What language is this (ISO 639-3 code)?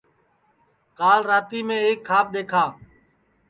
ssi